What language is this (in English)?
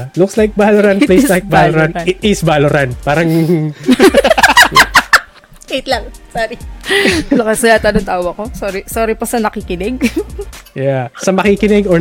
Filipino